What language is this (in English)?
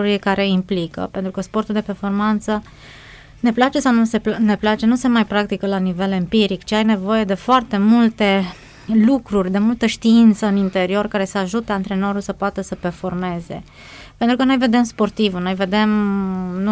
Romanian